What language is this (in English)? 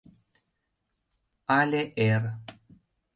Mari